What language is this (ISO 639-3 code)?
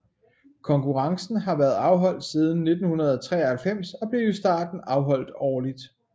dan